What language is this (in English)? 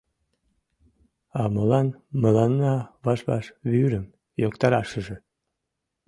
Mari